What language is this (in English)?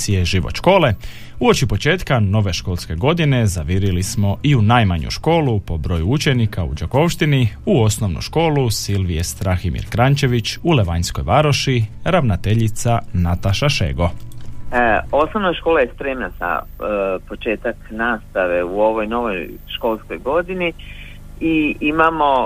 Croatian